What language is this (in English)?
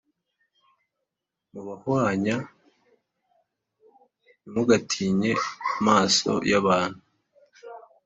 Kinyarwanda